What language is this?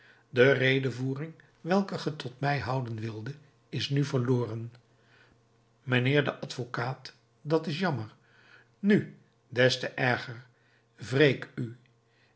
Dutch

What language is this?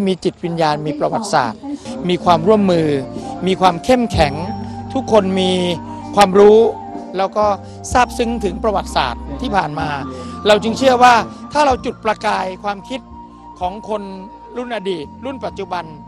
Thai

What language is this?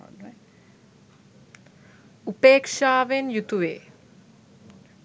Sinhala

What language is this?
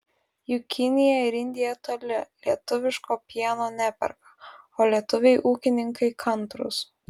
Lithuanian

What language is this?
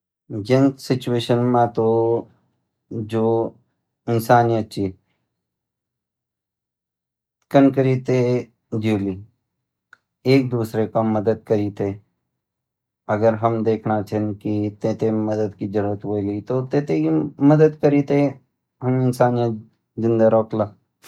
Garhwali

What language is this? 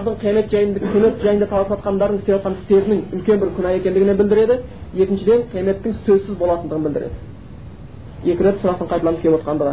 Bulgarian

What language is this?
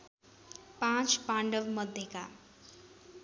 Nepali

